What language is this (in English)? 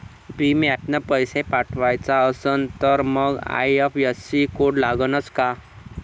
Marathi